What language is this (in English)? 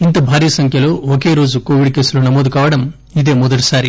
Telugu